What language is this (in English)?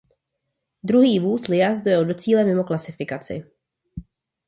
Czech